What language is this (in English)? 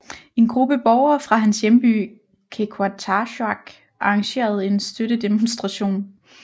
Danish